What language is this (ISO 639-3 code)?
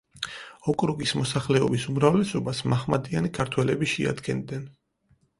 kat